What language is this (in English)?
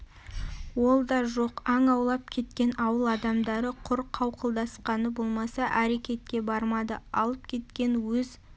Kazakh